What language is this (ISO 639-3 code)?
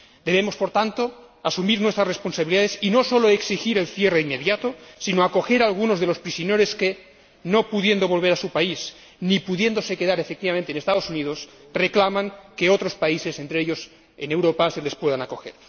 spa